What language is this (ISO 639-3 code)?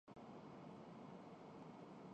urd